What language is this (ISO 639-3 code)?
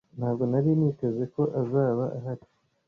kin